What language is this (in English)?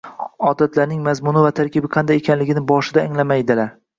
Uzbek